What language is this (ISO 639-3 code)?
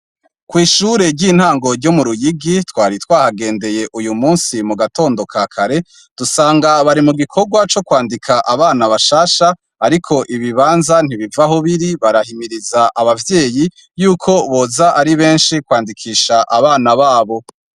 run